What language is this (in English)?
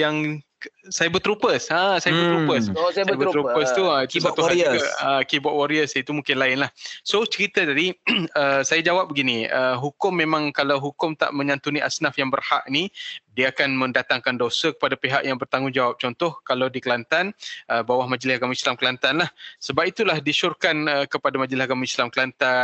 Malay